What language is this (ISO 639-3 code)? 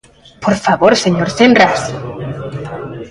glg